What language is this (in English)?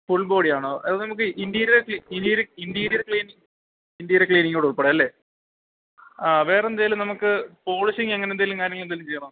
Malayalam